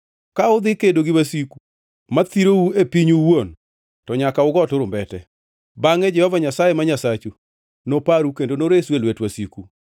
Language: Luo (Kenya and Tanzania)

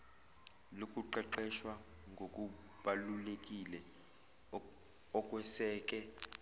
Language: Zulu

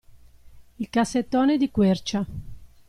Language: Italian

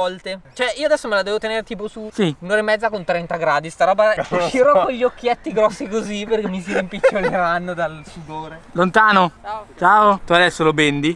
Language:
Italian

